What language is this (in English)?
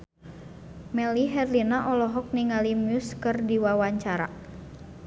Sundanese